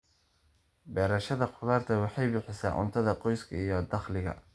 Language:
Somali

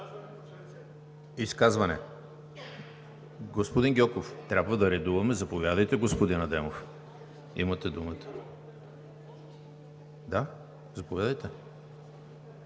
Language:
Bulgarian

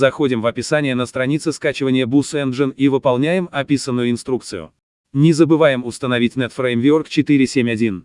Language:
Russian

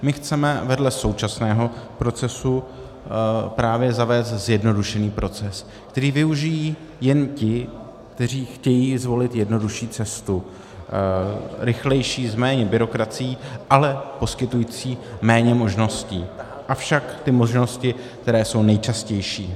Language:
Czech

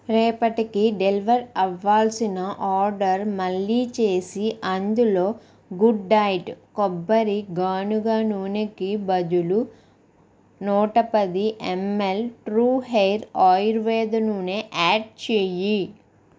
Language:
Telugu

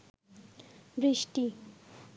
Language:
Bangla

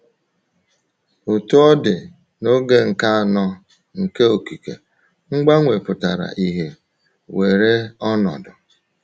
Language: Igbo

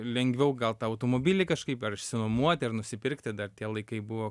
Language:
Lithuanian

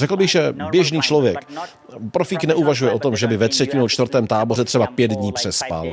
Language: Czech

